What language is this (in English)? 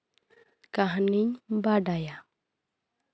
Santali